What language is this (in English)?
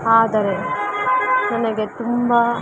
Kannada